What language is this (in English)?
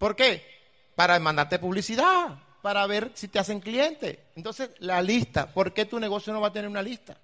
Spanish